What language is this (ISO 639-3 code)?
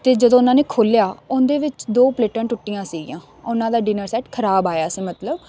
pan